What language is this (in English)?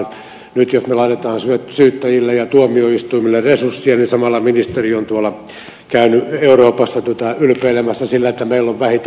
Finnish